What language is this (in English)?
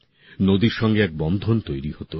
Bangla